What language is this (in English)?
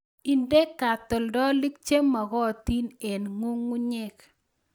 Kalenjin